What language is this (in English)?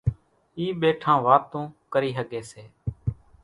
Kachi Koli